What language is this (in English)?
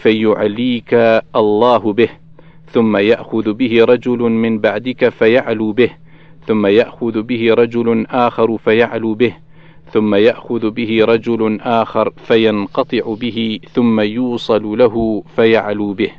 Arabic